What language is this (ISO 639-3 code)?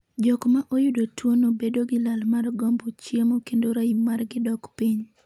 luo